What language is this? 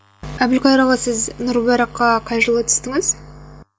Kazakh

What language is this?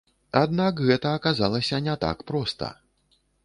Belarusian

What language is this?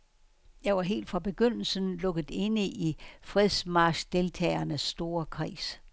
Danish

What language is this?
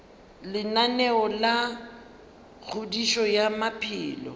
Northern Sotho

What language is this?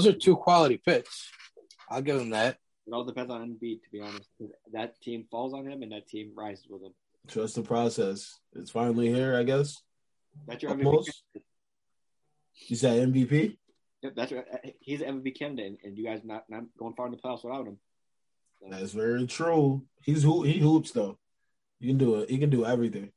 English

